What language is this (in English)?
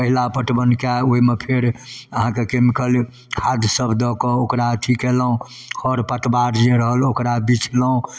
Maithili